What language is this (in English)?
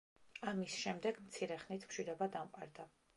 Georgian